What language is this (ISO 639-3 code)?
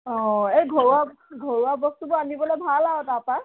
asm